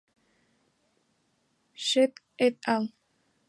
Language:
Spanish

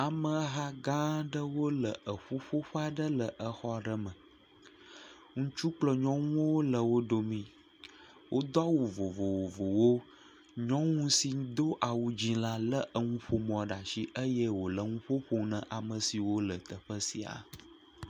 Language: Ewe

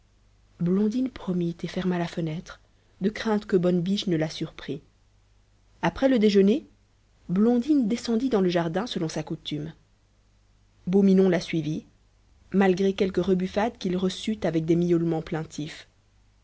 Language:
French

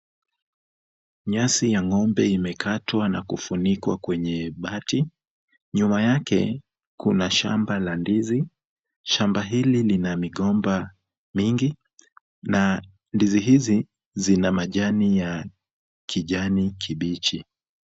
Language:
Swahili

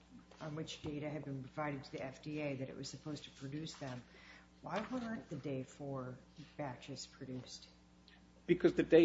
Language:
English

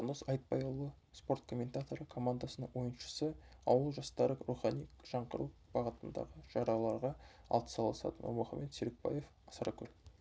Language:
Kazakh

